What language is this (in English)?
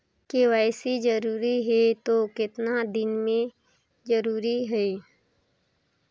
Chhattisgarhi